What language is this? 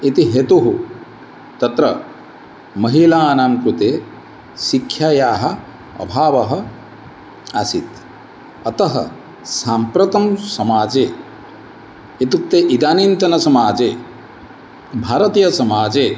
Sanskrit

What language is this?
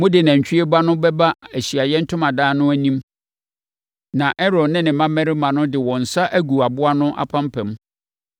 Akan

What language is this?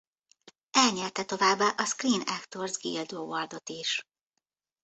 Hungarian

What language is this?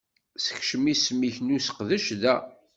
Kabyle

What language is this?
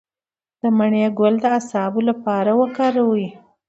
Pashto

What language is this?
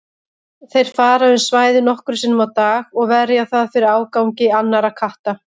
Icelandic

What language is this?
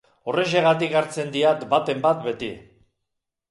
Basque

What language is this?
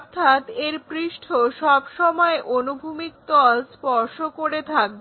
Bangla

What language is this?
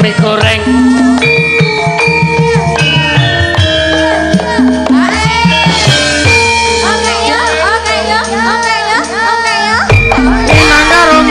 Indonesian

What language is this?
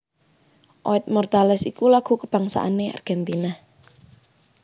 Javanese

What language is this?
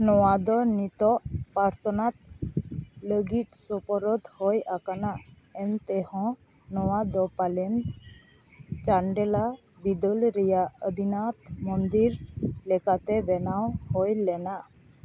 Santali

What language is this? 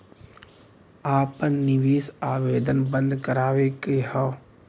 Bhojpuri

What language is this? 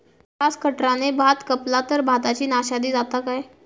Marathi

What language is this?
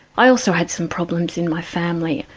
English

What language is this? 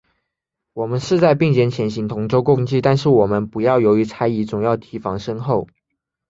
Chinese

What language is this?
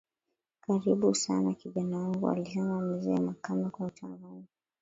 Swahili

